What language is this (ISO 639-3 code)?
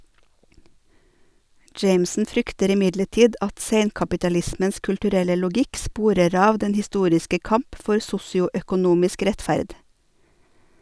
nor